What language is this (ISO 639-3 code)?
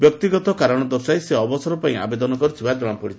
ori